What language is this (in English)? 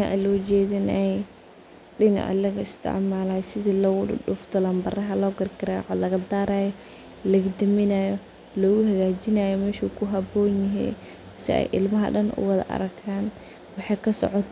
Somali